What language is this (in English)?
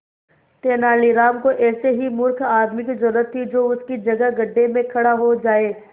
Hindi